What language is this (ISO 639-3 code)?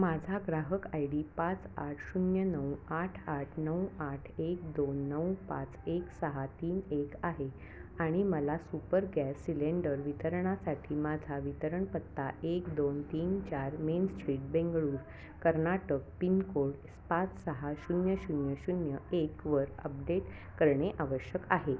mar